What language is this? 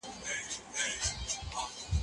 Pashto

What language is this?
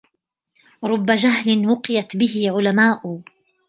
Arabic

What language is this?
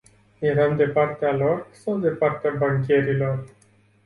Romanian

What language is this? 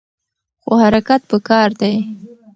Pashto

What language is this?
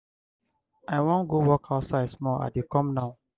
Nigerian Pidgin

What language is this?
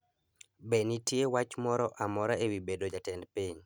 Luo (Kenya and Tanzania)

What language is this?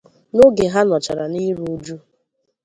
Igbo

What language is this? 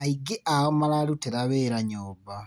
Kikuyu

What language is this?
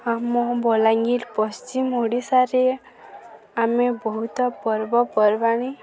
Odia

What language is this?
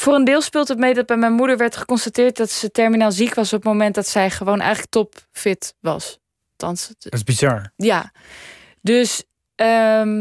Dutch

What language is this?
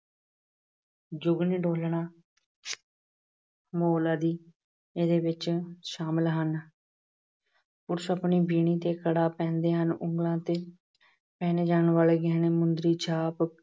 Punjabi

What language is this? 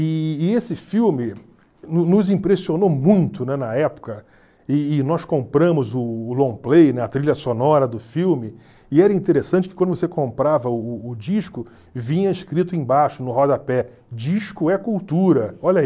Portuguese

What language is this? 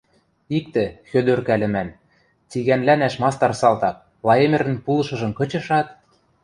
Western Mari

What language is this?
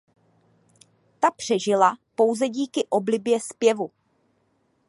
Czech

